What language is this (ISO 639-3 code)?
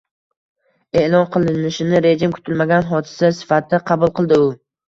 uzb